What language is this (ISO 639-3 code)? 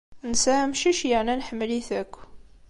kab